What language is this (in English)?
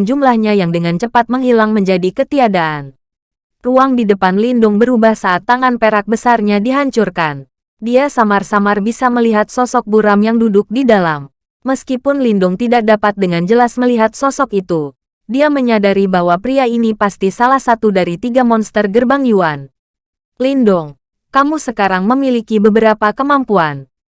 Indonesian